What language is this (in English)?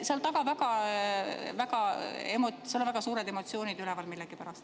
Estonian